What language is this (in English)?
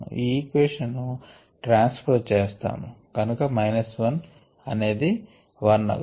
Telugu